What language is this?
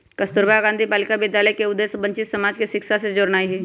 Magahi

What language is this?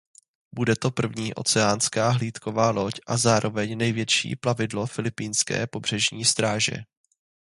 Czech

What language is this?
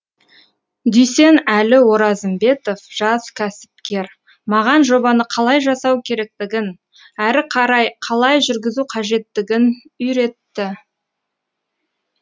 Kazakh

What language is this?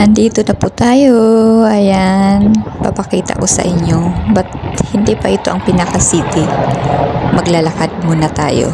Filipino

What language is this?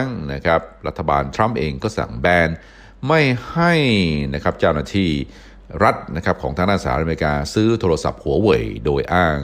Thai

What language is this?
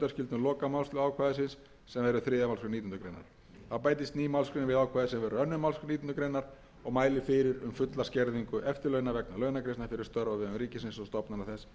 Icelandic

